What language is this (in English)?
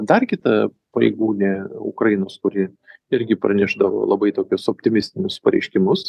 Lithuanian